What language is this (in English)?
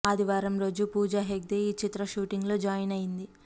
Telugu